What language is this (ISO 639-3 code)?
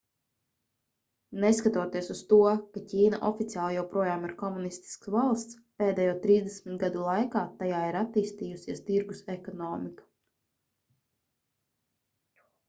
lav